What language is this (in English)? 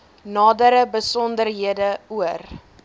Afrikaans